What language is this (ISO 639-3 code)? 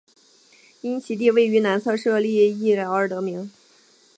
zho